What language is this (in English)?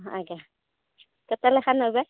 Odia